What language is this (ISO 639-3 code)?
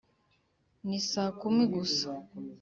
kin